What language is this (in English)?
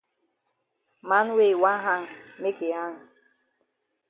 Cameroon Pidgin